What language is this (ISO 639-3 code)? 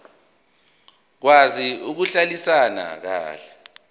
zul